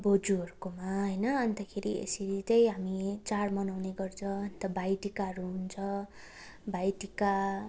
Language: Nepali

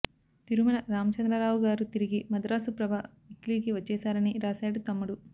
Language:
Telugu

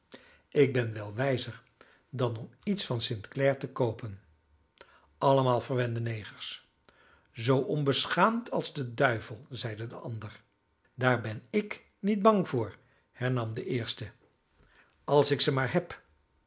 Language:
Dutch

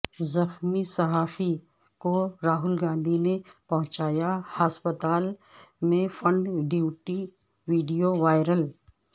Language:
Urdu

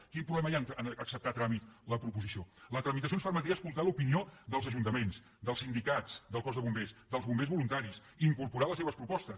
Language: Catalan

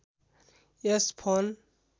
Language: Nepali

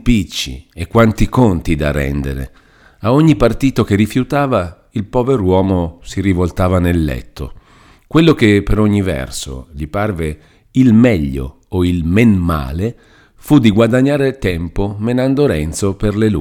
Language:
Italian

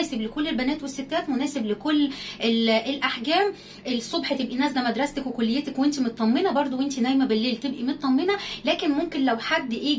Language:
Arabic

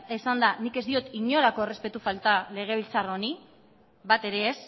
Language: Basque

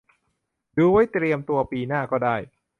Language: Thai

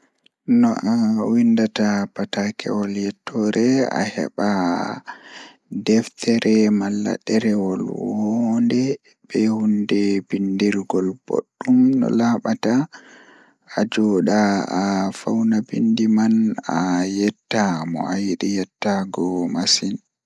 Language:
Fula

